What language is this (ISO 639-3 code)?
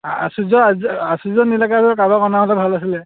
asm